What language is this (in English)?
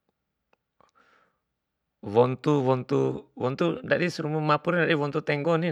Bima